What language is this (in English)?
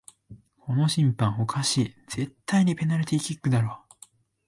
Japanese